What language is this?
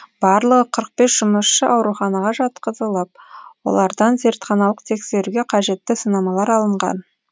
Kazakh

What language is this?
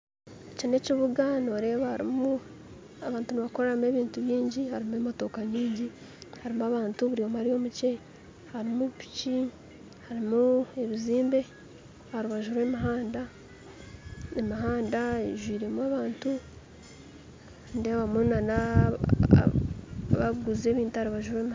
Nyankole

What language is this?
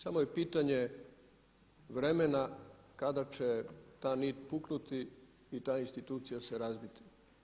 Croatian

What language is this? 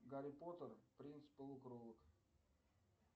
Russian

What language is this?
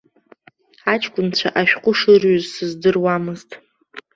Abkhazian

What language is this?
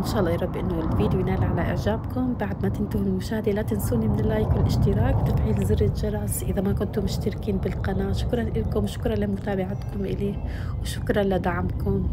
Arabic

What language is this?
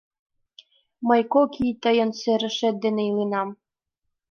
Mari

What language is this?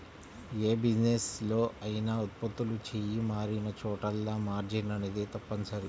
Telugu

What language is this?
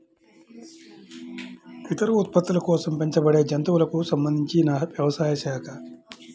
Telugu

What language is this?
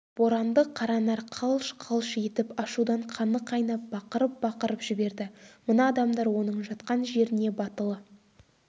Kazakh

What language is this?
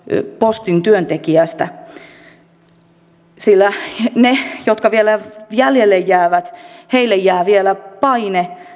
Finnish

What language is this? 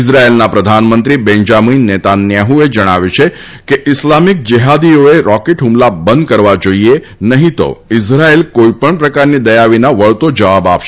Gujarati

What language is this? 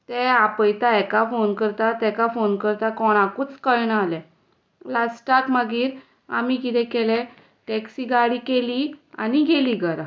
Konkani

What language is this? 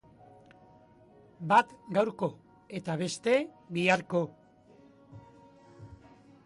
Basque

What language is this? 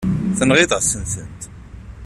Kabyle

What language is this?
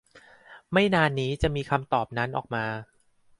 Thai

